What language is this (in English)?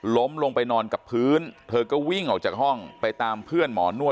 Thai